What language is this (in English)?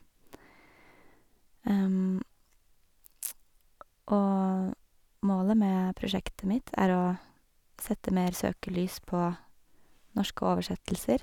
Norwegian